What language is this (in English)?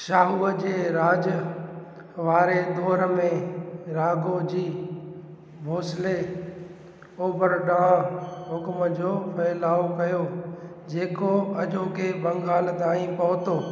Sindhi